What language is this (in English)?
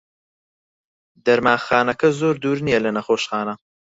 Central Kurdish